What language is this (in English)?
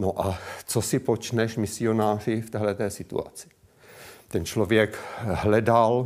Czech